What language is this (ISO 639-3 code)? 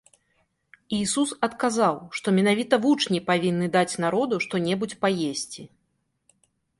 bel